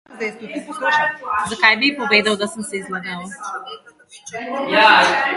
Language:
Slovenian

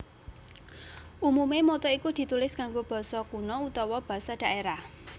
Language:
Javanese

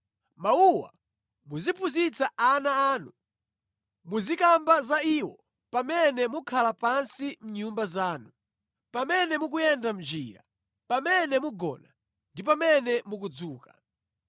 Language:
Nyanja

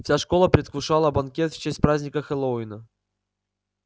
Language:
Russian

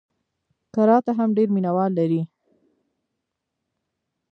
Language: Pashto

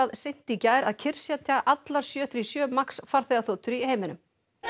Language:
Icelandic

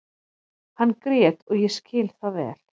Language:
Icelandic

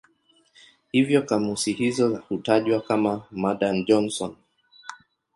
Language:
Swahili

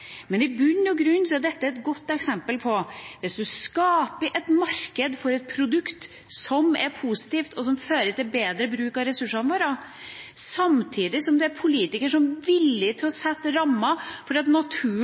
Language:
Norwegian Bokmål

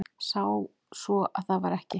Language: Icelandic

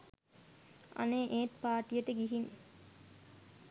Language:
Sinhala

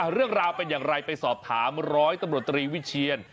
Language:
Thai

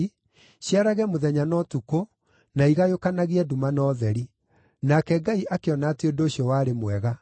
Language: Kikuyu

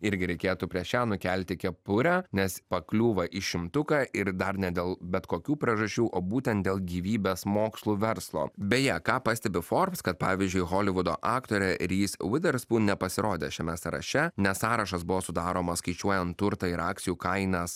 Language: Lithuanian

